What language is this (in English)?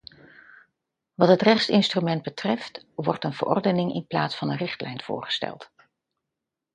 Dutch